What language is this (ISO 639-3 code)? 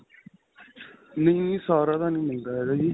pan